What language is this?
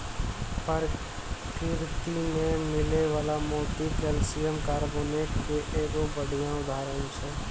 Maithili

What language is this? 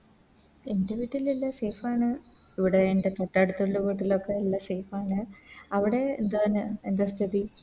Malayalam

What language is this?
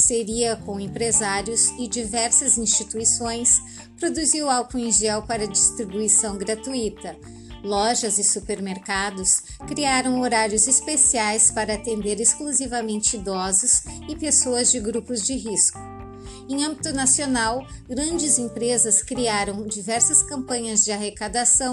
Portuguese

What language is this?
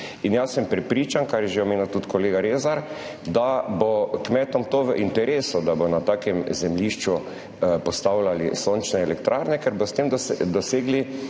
Slovenian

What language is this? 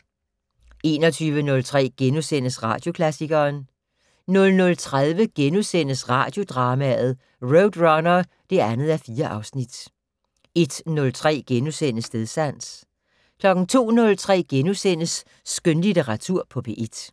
Danish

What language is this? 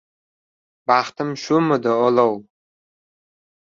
Uzbek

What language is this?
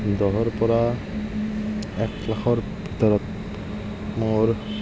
Assamese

